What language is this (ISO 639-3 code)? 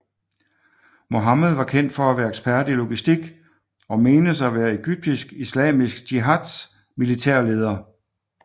dan